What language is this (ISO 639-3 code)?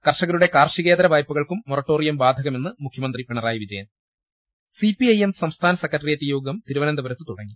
mal